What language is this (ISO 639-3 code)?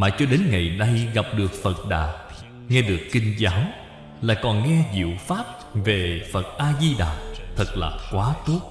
vie